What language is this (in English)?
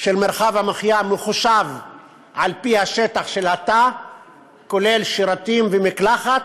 Hebrew